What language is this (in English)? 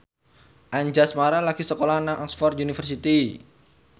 Javanese